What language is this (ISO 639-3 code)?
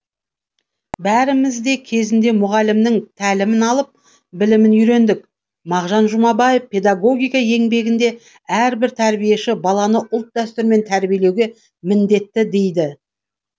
kaz